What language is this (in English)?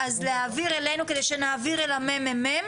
Hebrew